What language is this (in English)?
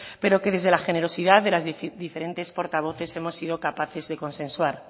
Spanish